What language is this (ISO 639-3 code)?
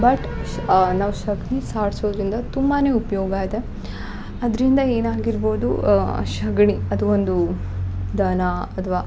kan